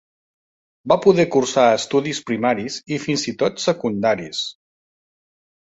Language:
Catalan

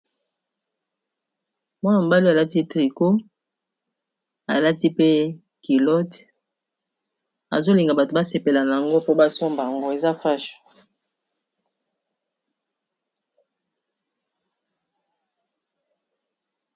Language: Lingala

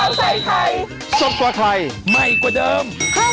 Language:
Thai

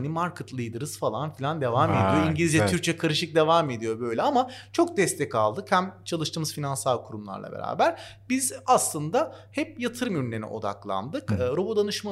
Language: Turkish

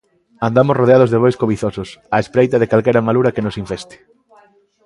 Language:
Galician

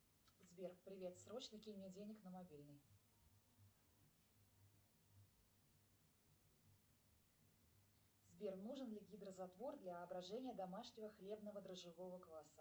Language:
Russian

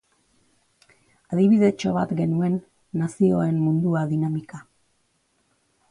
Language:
Basque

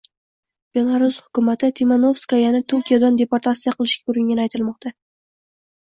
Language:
Uzbek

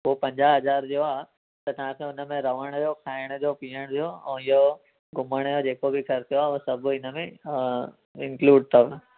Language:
Sindhi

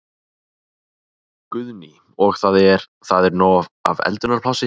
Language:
Icelandic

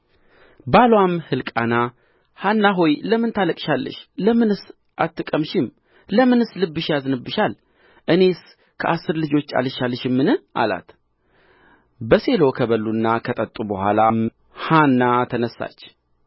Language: Amharic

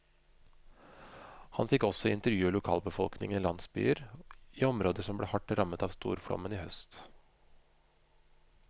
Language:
Norwegian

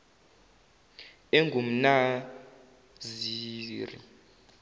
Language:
Zulu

